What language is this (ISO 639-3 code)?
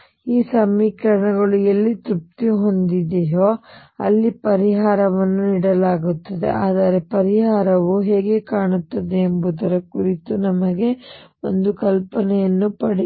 kan